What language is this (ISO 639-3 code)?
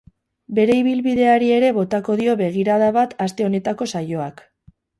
eus